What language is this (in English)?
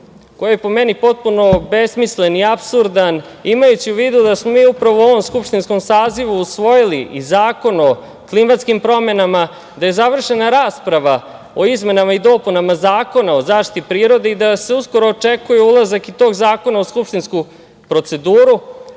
Serbian